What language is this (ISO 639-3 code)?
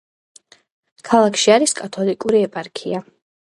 kat